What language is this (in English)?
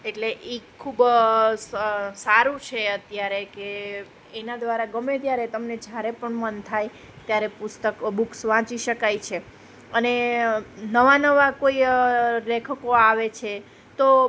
Gujarati